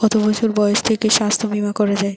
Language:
Bangla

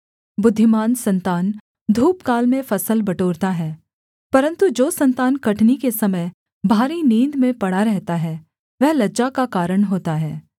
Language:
Hindi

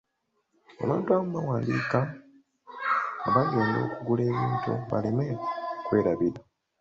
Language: Ganda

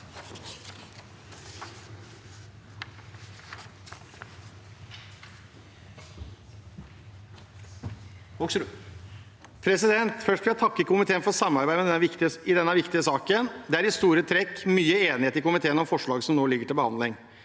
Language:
Norwegian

